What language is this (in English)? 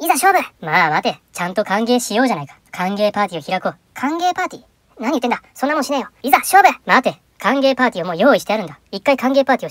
Japanese